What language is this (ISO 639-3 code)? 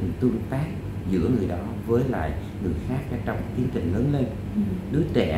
vie